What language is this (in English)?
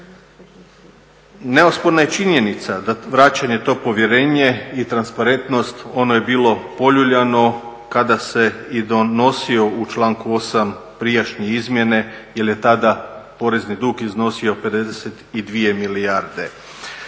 Croatian